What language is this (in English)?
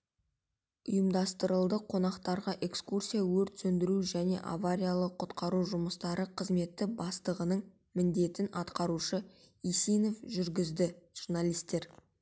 Kazakh